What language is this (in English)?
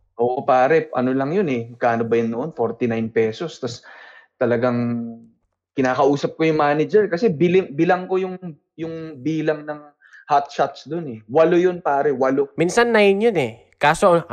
Filipino